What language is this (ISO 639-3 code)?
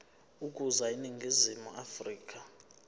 zul